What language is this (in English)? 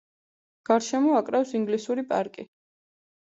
Georgian